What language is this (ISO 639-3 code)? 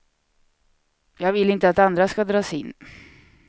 swe